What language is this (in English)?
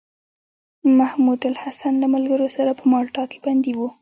Pashto